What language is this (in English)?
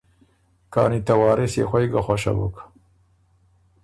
Ormuri